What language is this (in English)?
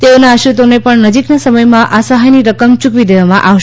Gujarati